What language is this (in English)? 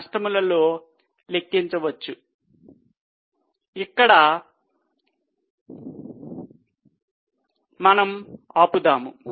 Telugu